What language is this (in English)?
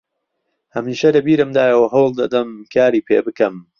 Central Kurdish